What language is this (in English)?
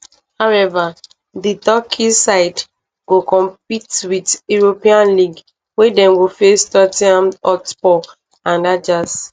Nigerian Pidgin